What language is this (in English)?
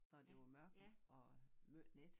Danish